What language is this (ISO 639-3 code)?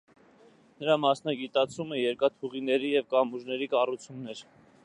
hye